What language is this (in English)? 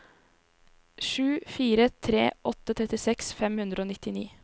Norwegian